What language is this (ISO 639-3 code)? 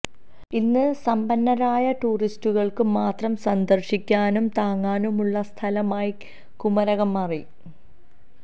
mal